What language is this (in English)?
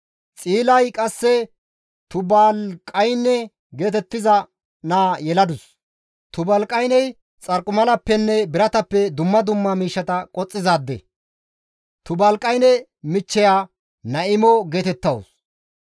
Gamo